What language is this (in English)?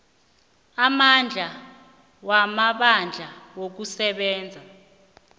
South Ndebele